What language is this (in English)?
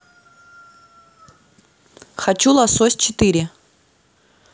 Russian